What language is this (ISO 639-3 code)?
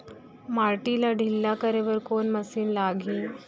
hne